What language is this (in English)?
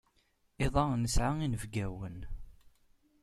Kabyle